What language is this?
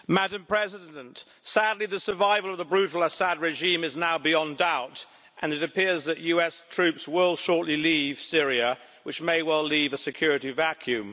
English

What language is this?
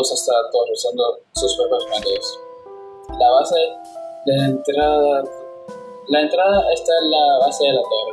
Spanish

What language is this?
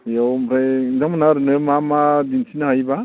Bodo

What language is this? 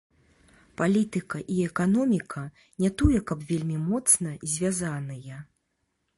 Belarusian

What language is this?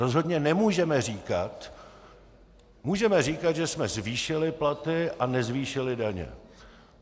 Czech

